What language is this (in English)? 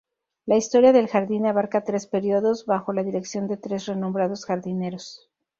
Spanish